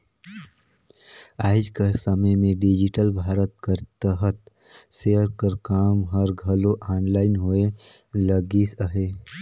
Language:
Chhattisgarhi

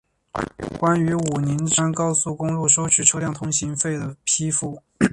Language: Chinese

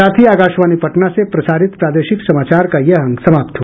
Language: Hindi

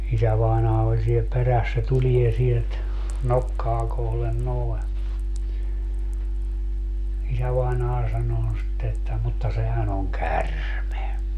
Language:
Finnish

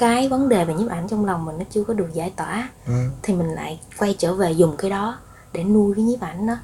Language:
Vietnamese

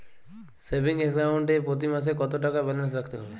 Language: Bangla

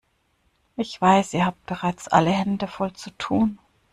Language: German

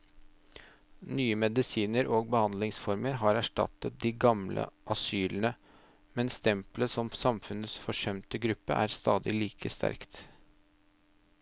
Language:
Norwegian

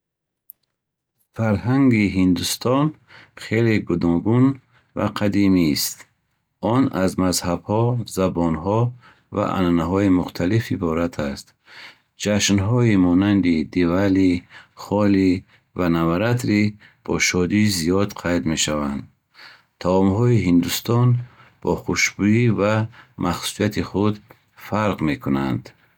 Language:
Bukharic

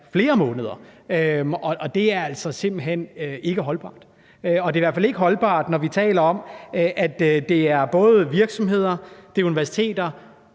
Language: Danish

